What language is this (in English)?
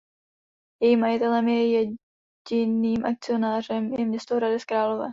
Czech